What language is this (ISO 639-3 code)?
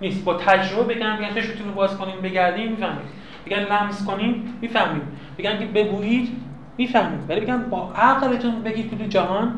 fas